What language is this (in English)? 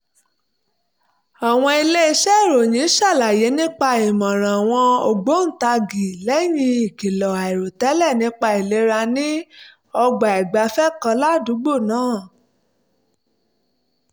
Yoruba